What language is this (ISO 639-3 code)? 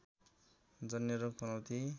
nep